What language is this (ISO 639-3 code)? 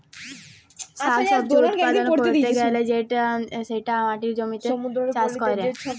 ben